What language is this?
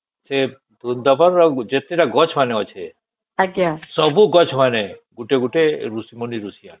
Odia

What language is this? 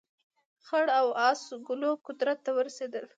Pashto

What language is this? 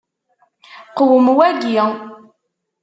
Kabyle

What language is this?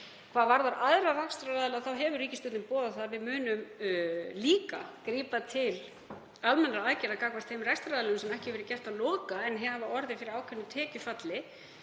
Icelandic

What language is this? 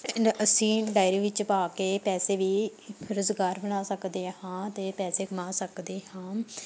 Punjabi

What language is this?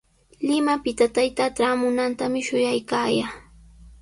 Sihuas Ancash Quechua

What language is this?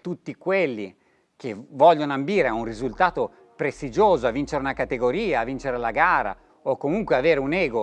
Italian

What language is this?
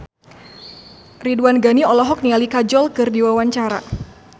Sundanese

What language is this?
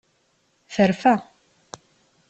Kabyle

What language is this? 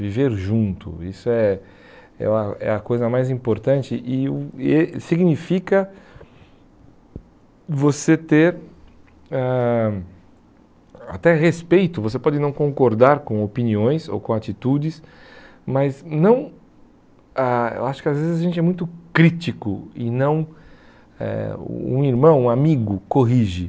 Portuguese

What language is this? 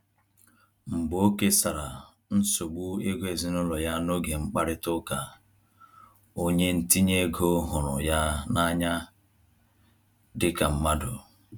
Igbo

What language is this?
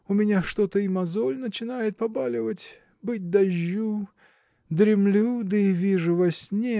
Russian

